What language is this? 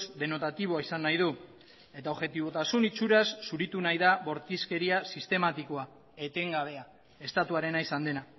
Basque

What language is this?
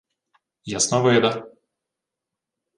Ukrainian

